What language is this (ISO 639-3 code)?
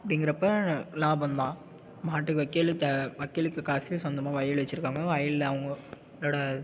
tam